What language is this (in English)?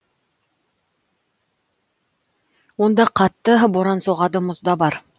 Kazakh